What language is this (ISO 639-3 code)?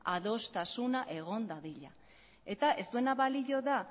eus